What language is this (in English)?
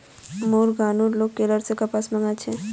Magahi